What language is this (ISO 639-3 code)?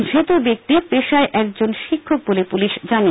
ben